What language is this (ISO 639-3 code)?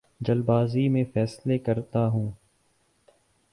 urd